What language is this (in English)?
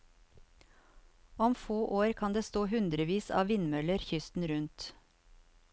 Norwegian